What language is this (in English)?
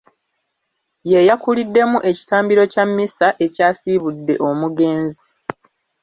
Ganda